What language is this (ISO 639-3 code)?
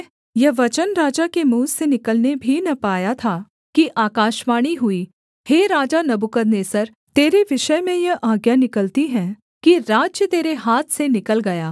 hin